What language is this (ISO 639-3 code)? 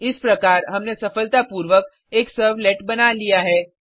hin